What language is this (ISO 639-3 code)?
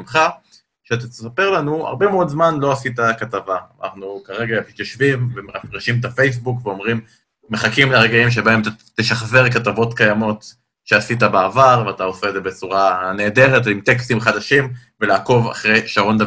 heb